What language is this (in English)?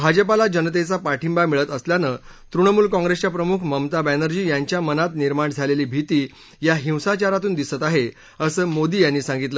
Marathi